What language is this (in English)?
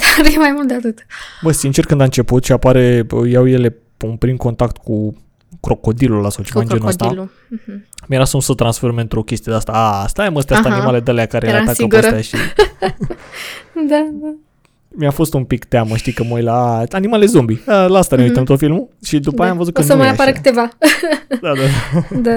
Romanian